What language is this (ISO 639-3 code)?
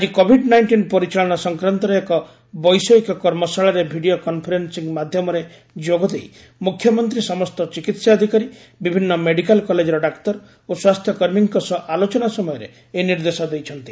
ori